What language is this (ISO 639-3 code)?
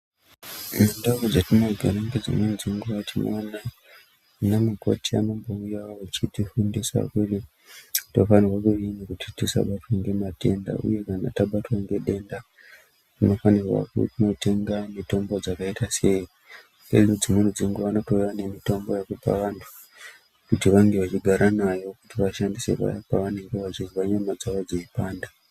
ndc